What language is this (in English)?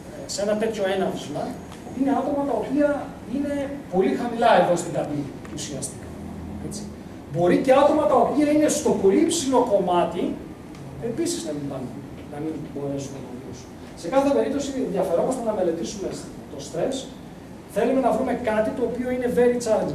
Greek